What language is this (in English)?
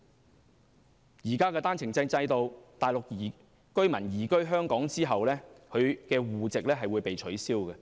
Cantonese